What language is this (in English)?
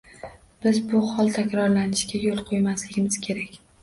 Uzbek